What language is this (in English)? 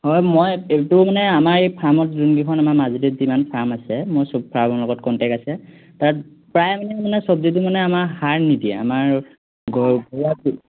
Assamese